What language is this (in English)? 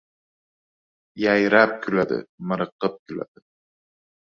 Uzbek